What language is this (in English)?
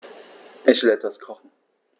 German